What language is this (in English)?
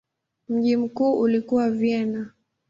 Swahili